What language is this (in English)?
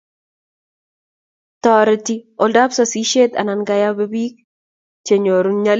Kalenjin